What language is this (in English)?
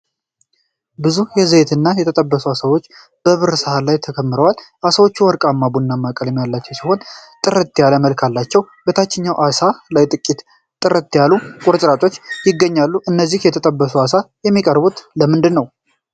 Amharic